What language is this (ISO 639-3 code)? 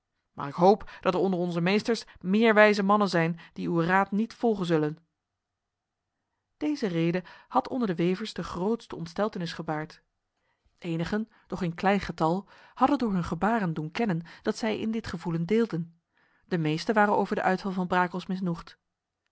nld